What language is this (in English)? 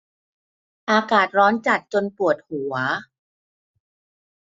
Thai